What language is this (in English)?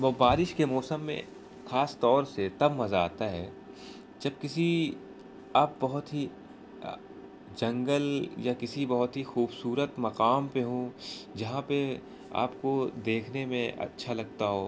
Urdu